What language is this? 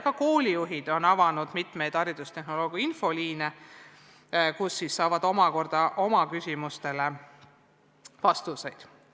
Estonian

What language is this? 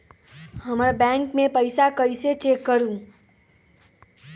Magahi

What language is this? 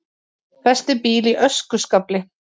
Icelandic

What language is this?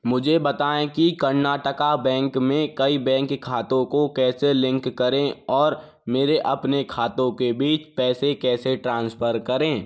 Hindi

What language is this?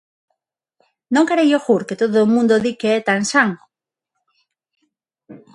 Galician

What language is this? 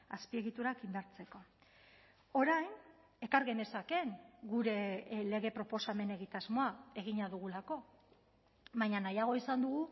Basque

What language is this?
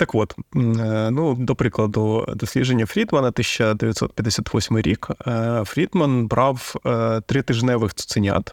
Ukrainian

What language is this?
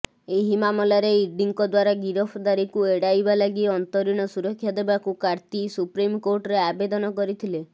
Odia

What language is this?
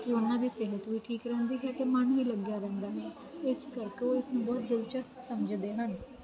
Punjabi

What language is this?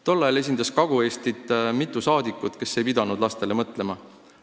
Estonian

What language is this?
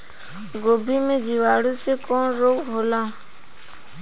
Bhojpuri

